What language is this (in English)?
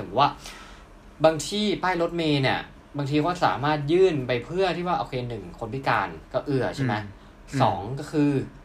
Thai